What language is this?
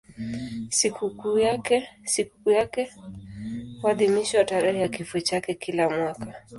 Swahili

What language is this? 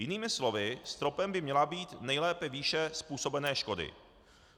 Czech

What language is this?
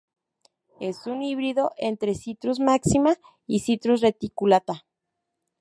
Spanish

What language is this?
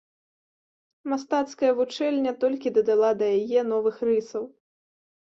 Belarusian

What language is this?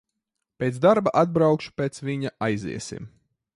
Latvian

